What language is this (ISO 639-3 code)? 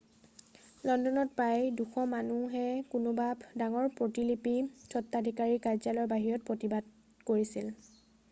asm